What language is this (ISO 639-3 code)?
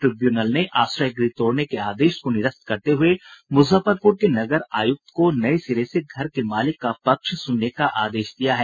hin